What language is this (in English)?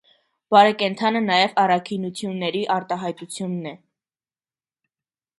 Armenian